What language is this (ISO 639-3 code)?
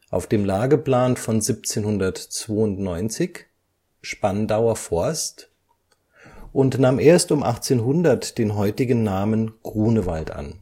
deu